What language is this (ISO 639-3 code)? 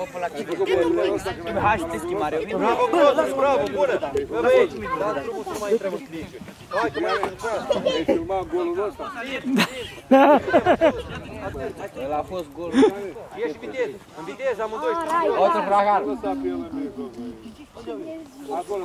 ron